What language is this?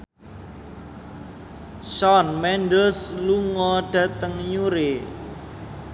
Javanese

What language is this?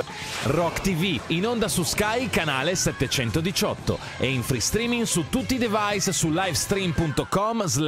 Italian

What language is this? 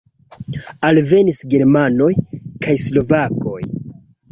Esperanto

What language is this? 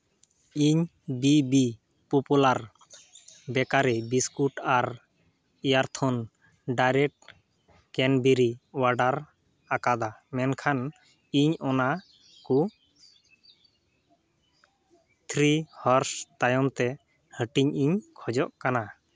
Santali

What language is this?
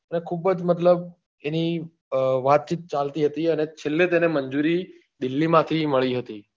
Gujarati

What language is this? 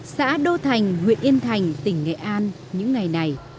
Vietnamese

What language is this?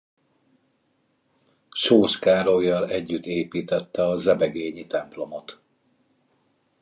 Hungarian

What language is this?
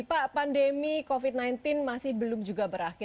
Indonesian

